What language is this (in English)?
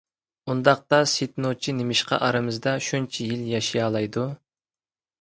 Uyghur